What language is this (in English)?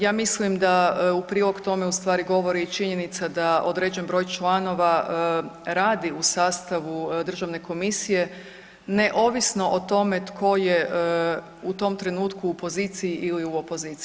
Croatian